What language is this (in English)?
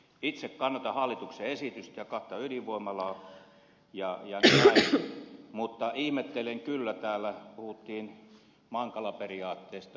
Finnish